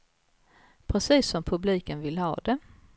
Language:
Swedish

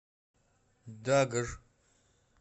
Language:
Russian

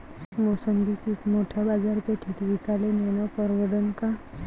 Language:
Marathi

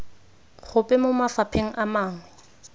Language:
Tswana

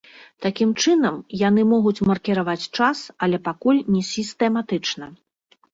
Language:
Belarusian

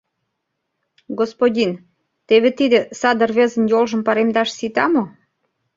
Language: Mari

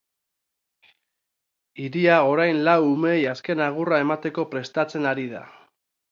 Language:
Basque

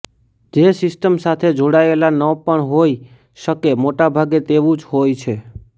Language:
Gujarati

